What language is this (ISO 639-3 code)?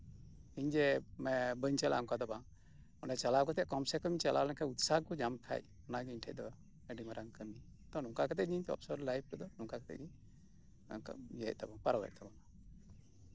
sat